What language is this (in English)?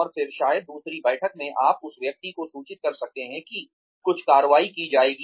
Hindi